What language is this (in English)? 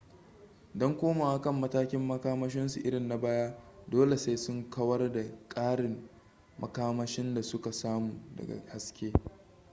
Hausa